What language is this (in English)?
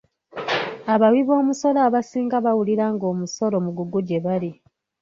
Ganda